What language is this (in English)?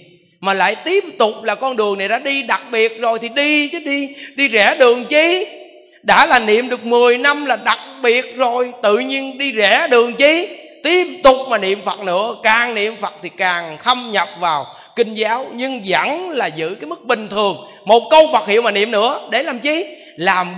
Vietnamese